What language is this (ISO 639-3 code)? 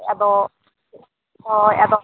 sat